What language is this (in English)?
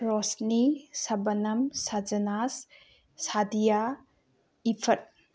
Manipuri